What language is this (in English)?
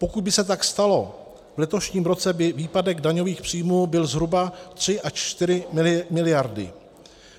Czech